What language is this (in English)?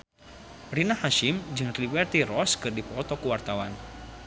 Sundanese